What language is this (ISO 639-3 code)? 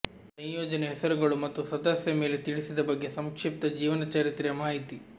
kan